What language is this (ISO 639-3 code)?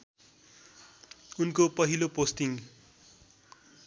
nep